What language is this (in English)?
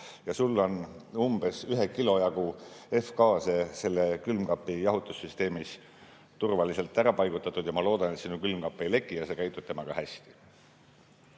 Estonian